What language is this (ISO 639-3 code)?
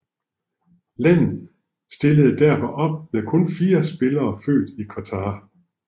dan